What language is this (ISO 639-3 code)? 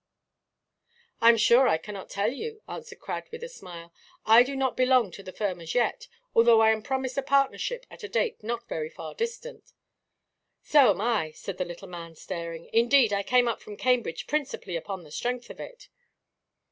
eng